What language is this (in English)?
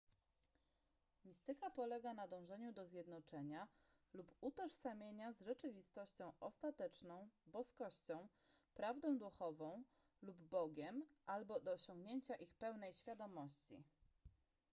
Polish